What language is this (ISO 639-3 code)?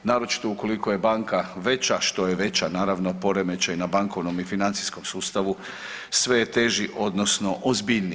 hrv